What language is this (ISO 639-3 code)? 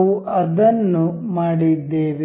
kan